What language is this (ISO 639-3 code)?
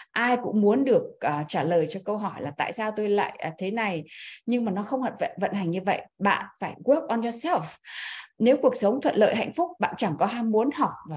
vie